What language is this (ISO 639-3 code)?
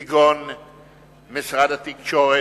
heb